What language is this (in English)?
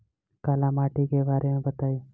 Bhojpuri